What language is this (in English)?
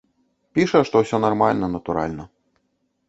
Belarusian